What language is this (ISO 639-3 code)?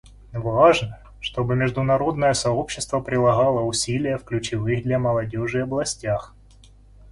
rus